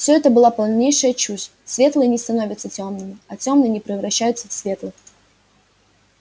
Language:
Russian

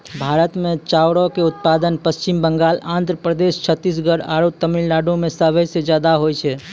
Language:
Maithili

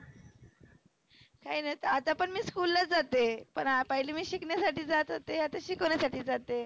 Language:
Marathi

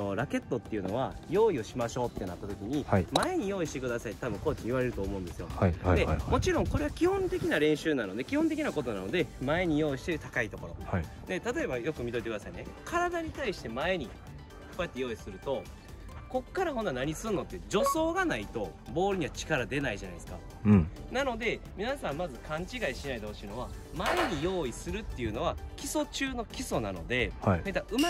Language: Japanese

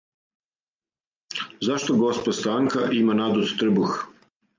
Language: Serbian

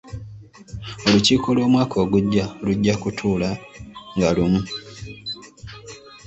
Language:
Ganda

